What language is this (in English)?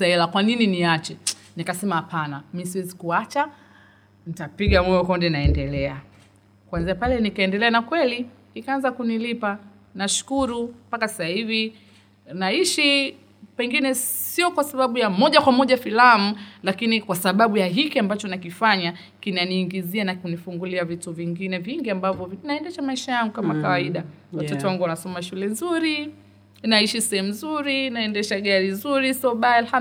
Swahili